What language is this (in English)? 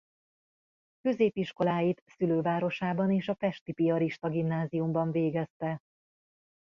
Hungarian